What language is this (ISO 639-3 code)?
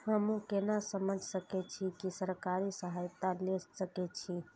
mai